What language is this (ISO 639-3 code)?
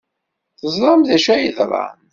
kab